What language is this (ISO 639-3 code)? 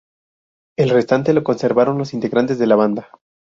spa